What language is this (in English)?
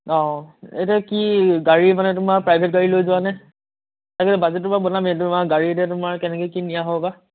Assamese